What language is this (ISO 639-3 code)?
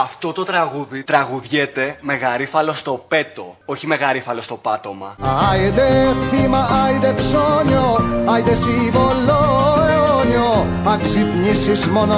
ell